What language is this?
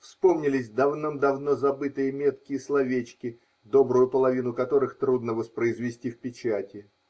Russian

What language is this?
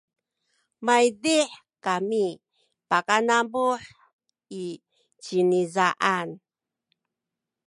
Sakizaya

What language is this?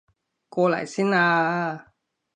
Cantonese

